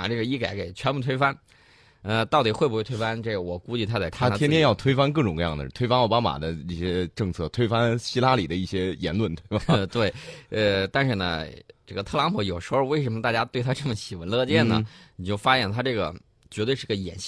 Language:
Chinese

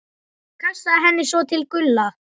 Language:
Icelandic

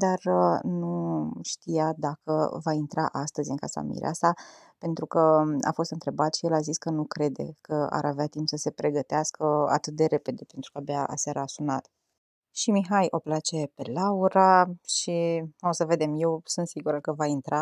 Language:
Romanian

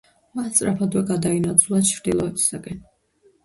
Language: Georgian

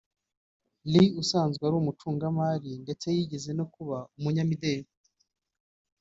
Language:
Kinyarwanda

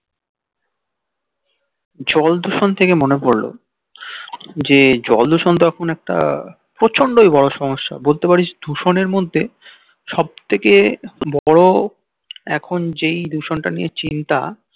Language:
Bangla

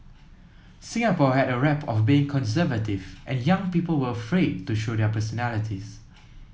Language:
English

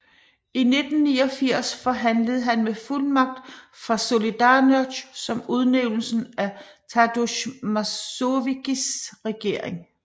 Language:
Danish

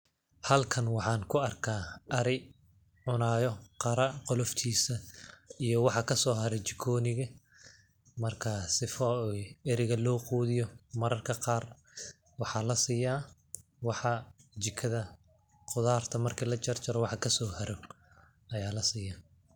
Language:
Somali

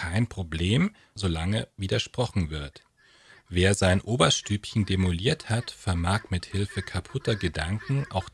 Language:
German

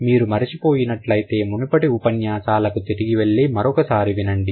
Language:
Telugu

